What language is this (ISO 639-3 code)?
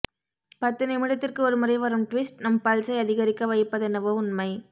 tam